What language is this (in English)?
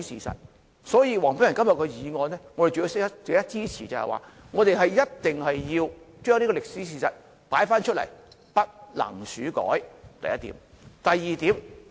Cantonese